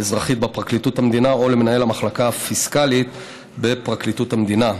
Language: Hebrew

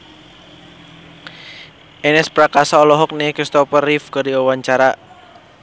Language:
Sundanese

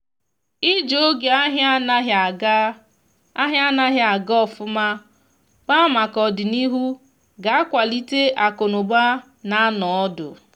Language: Igbo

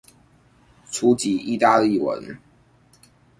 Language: Chinese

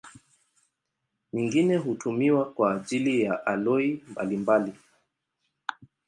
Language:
Swahili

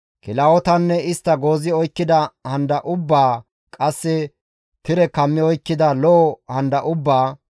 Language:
Gamo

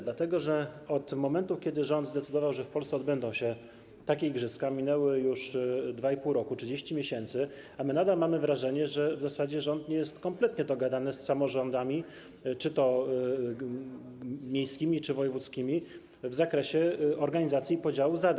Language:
Polish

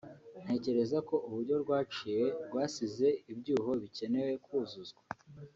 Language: Kinyarwanda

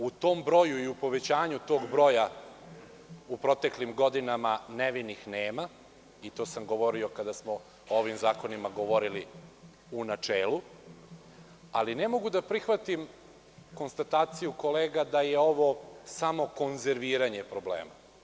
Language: Serbian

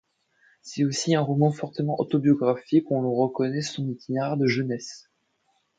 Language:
French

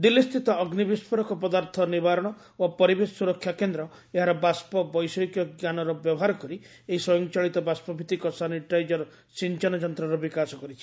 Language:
Odia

